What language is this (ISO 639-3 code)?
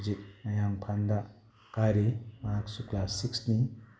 mni